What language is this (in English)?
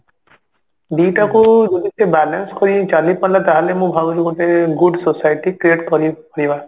Odia